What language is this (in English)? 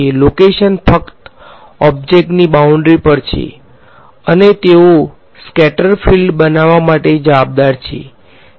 Gujarati